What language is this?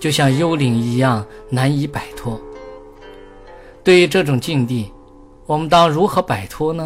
Chinese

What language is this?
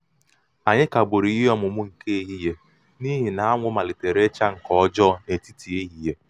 Igbo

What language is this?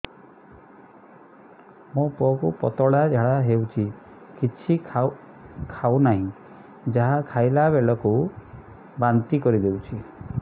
Odia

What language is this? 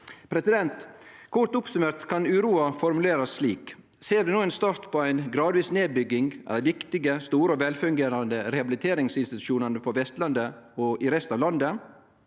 Norwegian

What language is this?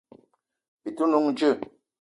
Eton (Cameroon)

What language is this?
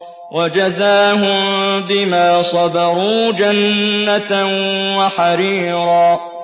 Arabic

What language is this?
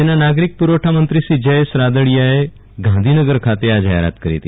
Gujarati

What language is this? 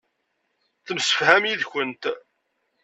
Kabyle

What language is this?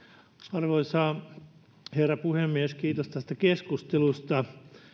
Finnish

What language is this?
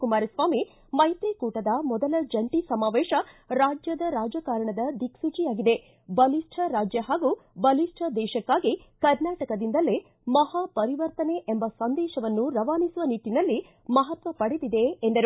Kannada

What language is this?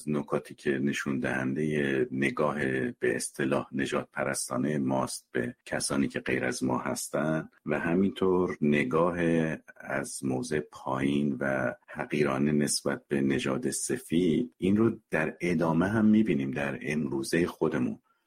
Persian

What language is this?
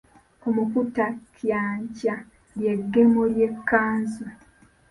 Ganda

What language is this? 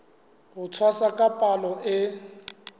Southern Sotho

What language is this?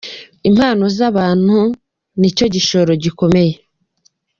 Kinyarwanda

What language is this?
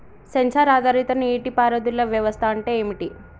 Telugu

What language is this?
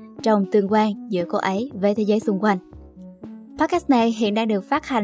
Vietnamese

